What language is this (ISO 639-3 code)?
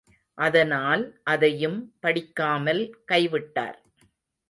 tam